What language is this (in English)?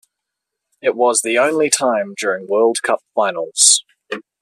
English